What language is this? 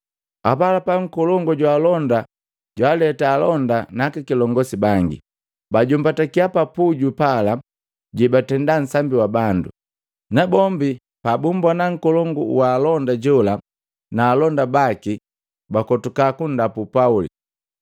Matengo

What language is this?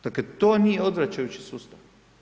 Croatian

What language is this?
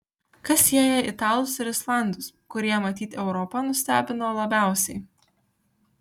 Lithuanian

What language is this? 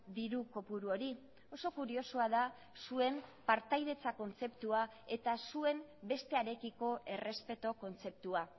Basque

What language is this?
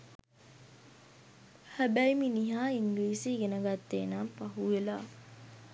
Sinhala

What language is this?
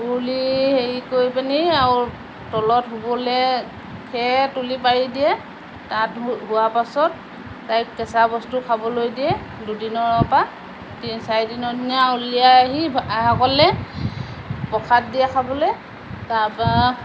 Assamese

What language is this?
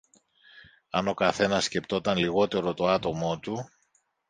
Greek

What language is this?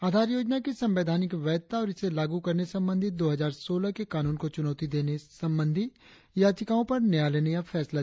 Hindi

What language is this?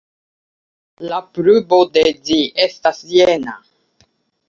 Esperanto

